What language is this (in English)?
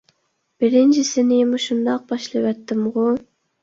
Uyghur